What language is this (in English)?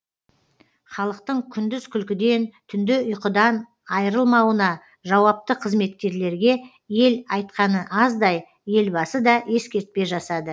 Kazakh